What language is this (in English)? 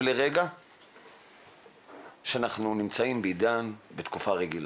Hebrew